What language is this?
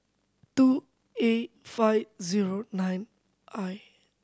English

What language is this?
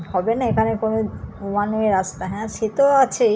Bangla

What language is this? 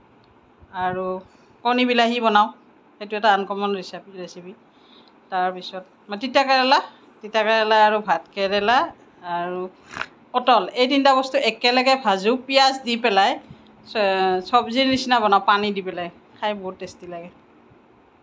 Assamese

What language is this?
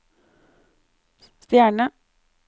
Norwegian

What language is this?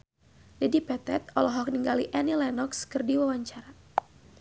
Sundanese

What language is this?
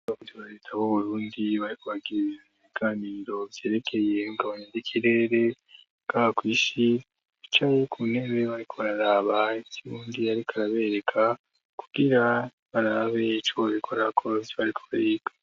Rundi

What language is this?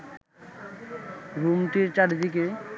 Bangla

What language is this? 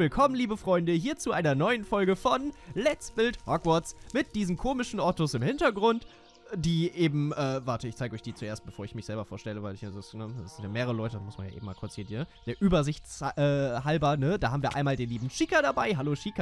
German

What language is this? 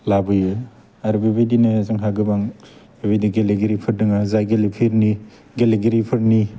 Bodo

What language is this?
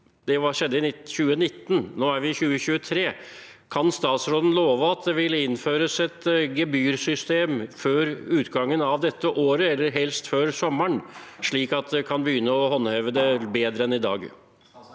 Norwegian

